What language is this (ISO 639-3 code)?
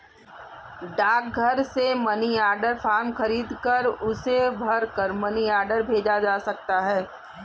hin